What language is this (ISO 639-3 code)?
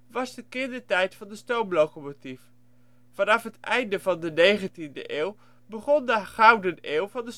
nld